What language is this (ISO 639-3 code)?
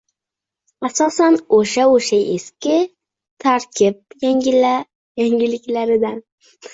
uzb